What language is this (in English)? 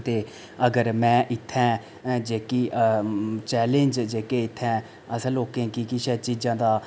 Dogri